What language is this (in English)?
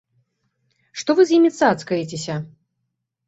Belarusian